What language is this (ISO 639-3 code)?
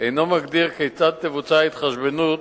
heb